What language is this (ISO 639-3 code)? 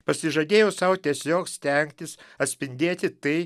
lit